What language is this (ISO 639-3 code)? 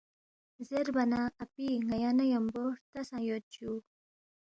bft